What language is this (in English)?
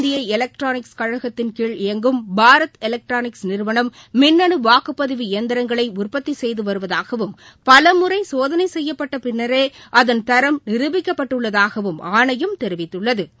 Tamil